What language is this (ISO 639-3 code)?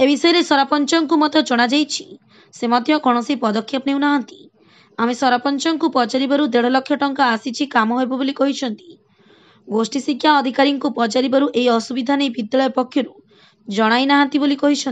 ben